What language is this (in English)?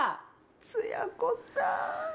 Japanese